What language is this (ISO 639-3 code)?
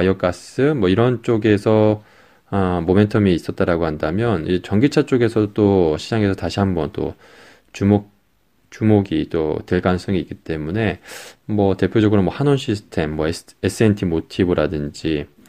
kor